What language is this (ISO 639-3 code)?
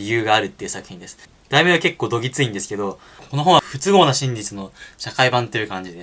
jpn